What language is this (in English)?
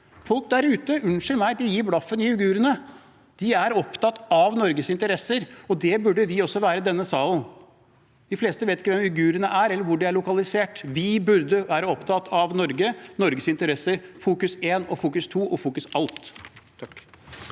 Norwegian